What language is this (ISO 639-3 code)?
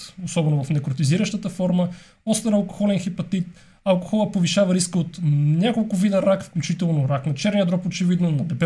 bul